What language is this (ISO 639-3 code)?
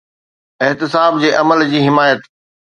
snd